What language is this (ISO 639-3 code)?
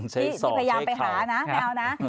tha